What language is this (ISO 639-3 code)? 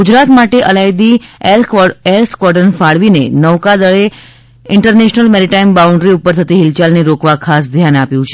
guj